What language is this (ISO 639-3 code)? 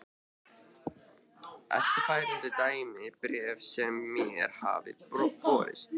isl